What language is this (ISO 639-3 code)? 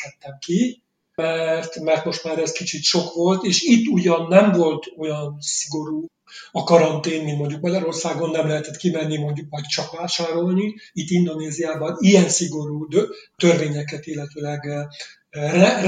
hun